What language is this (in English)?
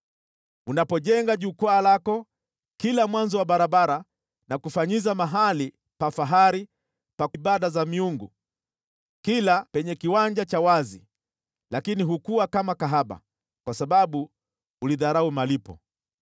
Swahili